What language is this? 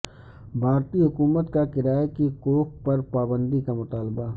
Urdu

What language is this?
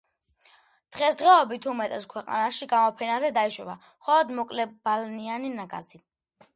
Georgian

